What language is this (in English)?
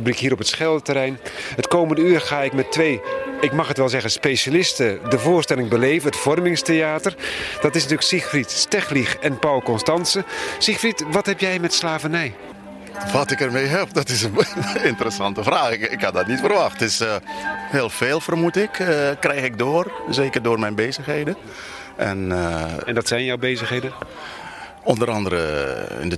Dutch